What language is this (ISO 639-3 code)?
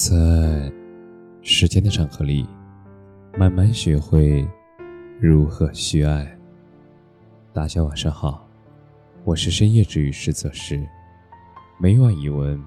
zho